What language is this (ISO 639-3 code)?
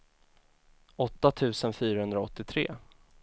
swe